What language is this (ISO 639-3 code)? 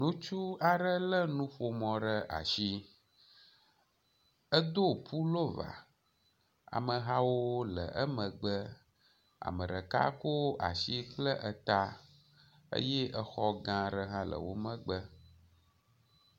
ewe